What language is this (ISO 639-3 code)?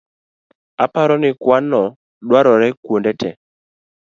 luo